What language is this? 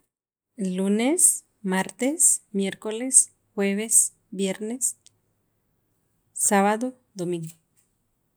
Sacapulteco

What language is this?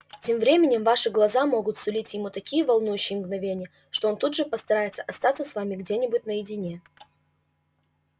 Russian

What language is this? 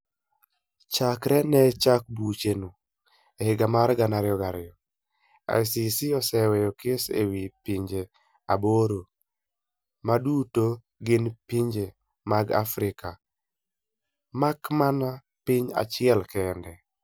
Luo (Kenya and Tanzania)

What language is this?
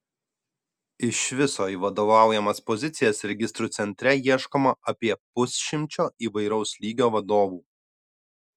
Lithuanian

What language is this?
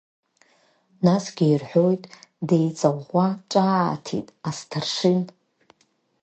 Abkhazian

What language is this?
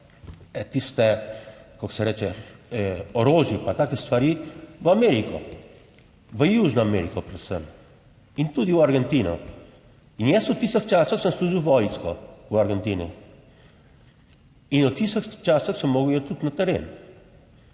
Slovenian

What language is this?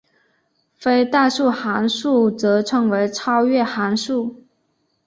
Chinese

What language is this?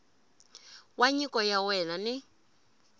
Tsonga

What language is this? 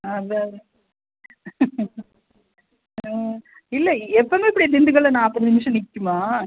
Tamil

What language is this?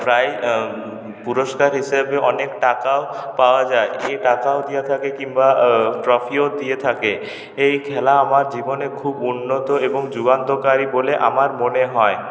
Bangla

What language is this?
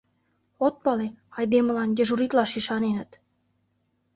Mari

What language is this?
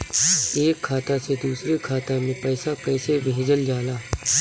Bhojpuri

